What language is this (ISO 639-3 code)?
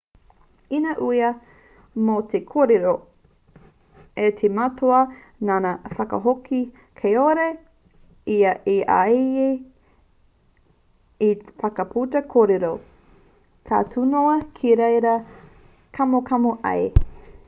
mri